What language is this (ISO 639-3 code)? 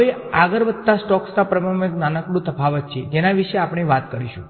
guj